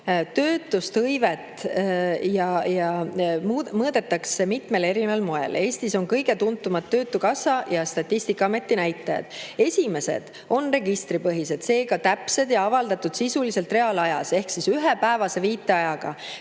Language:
Estonian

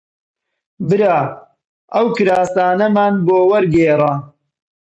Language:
Central Kurdish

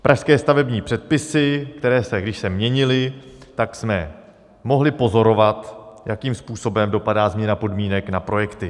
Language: Czech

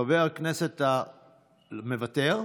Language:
Hebrew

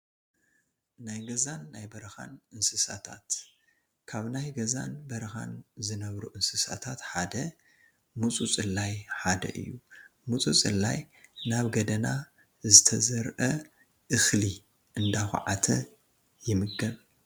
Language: Tigrinya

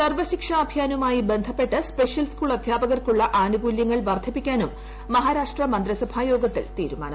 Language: Malayalam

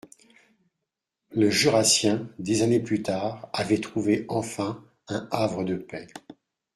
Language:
French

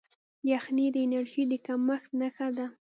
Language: Pashto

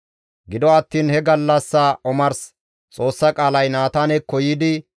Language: Gamo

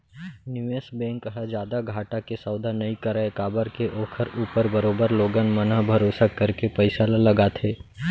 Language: Chhattisgarhi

